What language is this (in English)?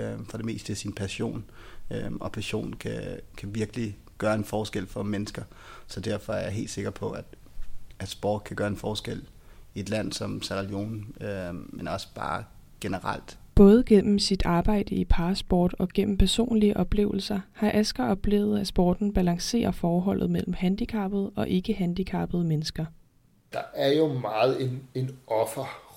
Danish